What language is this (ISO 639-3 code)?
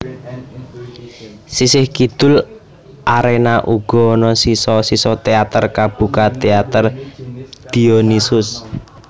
jav